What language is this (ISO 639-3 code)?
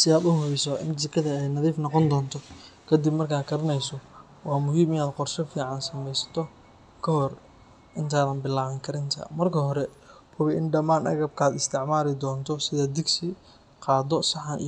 som